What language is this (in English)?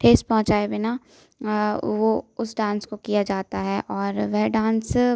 Hindi